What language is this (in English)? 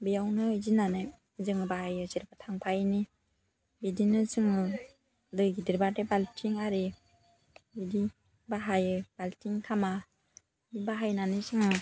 Bodo